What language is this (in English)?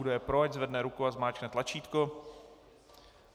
Czech